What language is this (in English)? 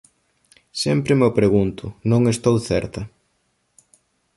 Galician